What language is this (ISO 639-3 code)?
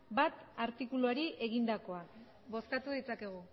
eus